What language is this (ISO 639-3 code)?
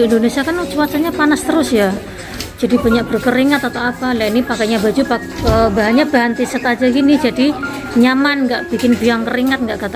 ind